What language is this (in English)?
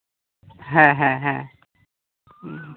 Santali